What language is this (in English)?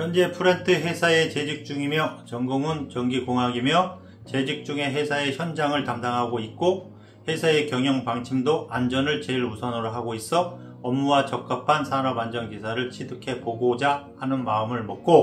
Korean